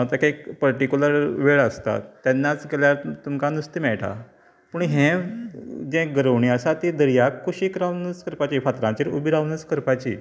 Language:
Konkani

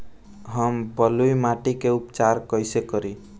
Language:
Bhojpuri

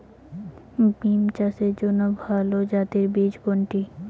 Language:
Bangla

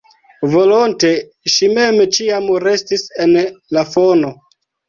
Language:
Esperanto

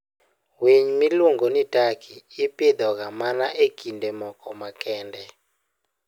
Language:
Luo (Kenya and Tanzania)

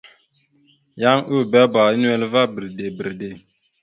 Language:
Mada (Cameroon)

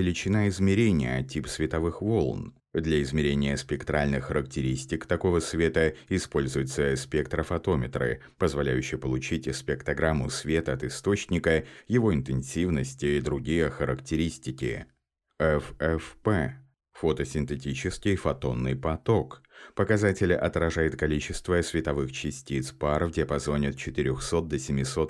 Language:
Russian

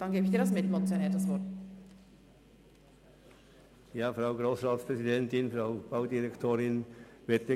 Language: Swiss German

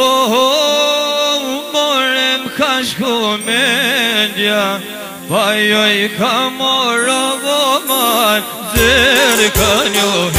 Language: Arabic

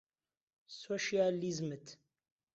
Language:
Central Kurdish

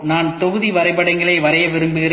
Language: Tamil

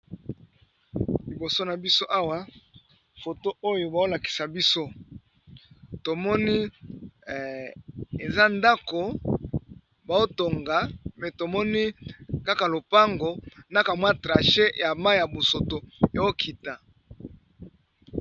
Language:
Lingala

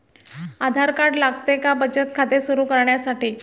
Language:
Marathi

